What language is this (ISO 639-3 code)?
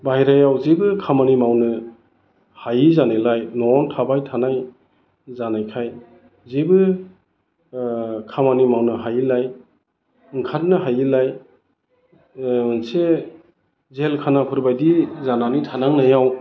brx